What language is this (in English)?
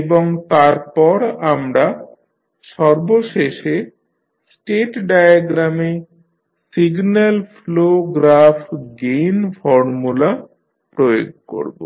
Bangla